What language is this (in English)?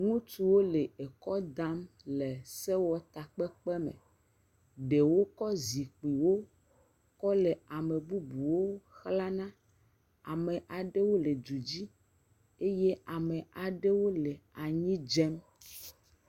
Ewe